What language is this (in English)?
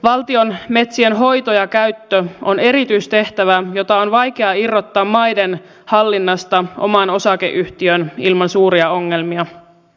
Finnish